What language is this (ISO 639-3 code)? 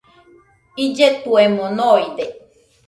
hux